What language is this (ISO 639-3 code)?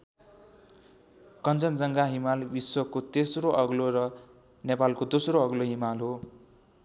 nep